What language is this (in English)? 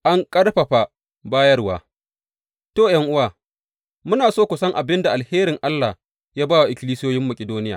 Hausa